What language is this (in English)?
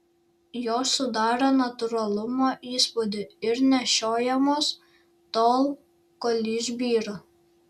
Lithuanian